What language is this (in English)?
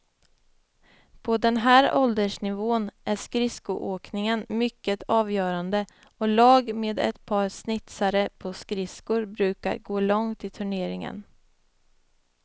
Swedish